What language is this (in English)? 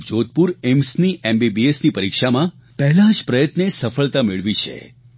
Gujarati